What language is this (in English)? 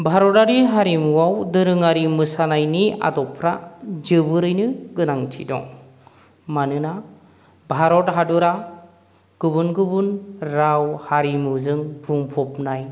Bodo